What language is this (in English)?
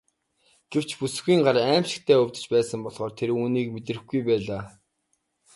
Mongolian